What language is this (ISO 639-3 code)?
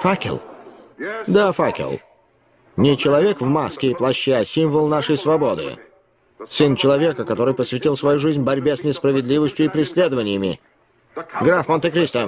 rus